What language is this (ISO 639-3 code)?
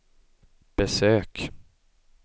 swe